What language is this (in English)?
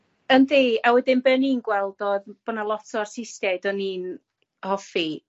Welsh